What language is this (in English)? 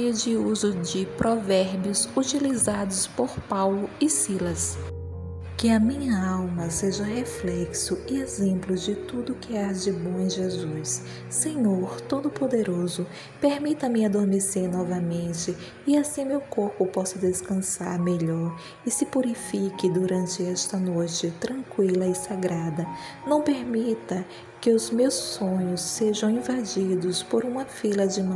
Portuguese